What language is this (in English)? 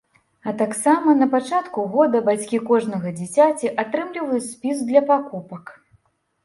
Belarusian